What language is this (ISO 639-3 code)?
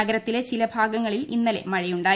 mal